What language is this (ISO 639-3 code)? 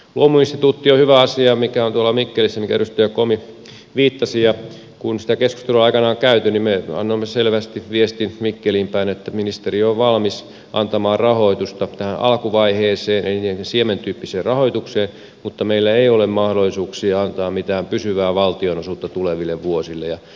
fin